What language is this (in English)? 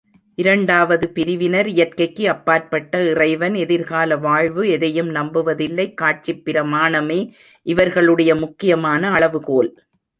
Tamil